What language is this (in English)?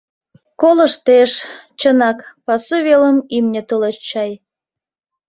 Mari